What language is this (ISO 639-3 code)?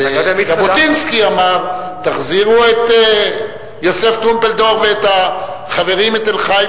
heb